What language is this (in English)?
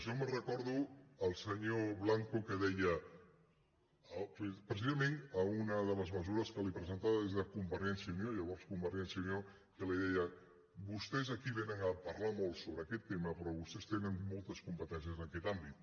Catalan